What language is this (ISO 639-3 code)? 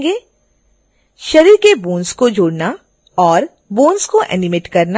hin